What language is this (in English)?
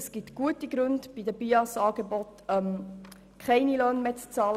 Swiss German